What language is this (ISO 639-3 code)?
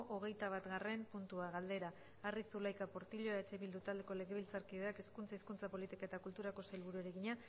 eus